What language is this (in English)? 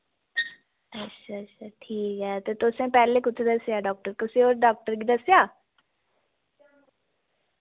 Dogri